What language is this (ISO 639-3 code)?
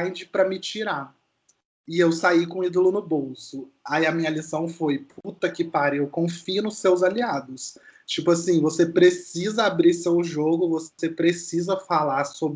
por